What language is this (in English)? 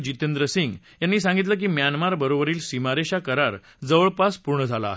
Marathi